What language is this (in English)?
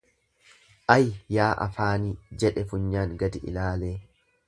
Oromo